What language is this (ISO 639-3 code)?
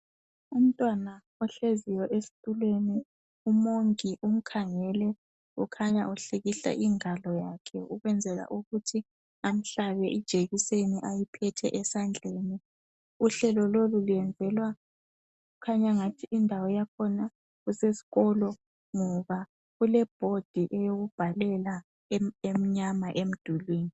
nde